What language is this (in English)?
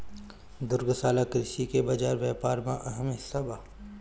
Bhojpuri